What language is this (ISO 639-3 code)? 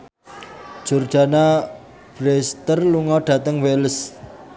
jav